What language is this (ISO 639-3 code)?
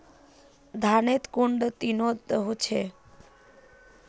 mag